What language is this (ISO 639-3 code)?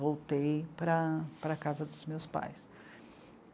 por